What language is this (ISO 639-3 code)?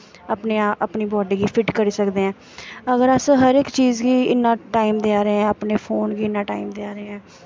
doi